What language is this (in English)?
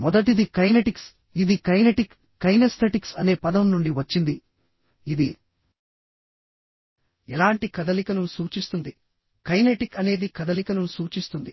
Telugu